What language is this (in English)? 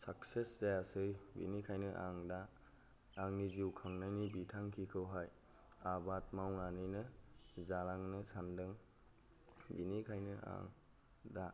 Bodo